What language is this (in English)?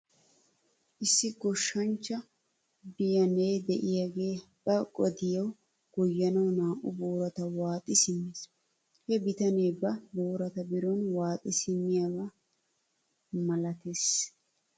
Wolaytta